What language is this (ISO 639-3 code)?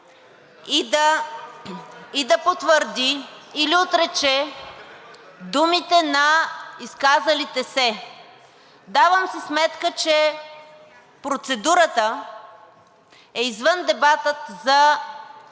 bul